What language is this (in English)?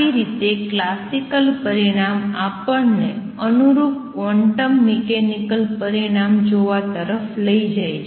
Gujarati